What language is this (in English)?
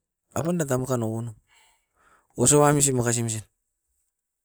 Askopan